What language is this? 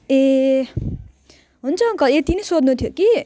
Nepali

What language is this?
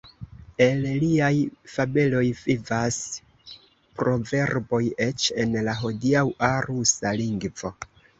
Esperanto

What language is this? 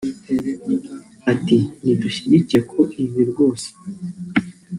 Kinyarwanda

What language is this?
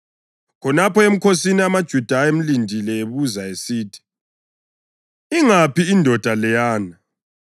North Ndebele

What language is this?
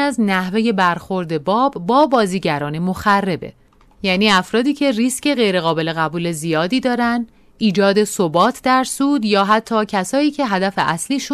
Persian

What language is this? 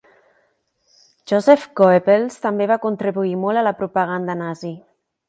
Catalan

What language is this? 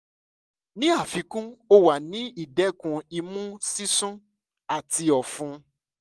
Yoruba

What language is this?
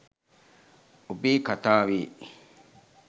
Sinhala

